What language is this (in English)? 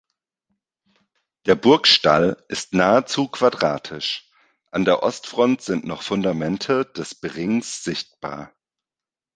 German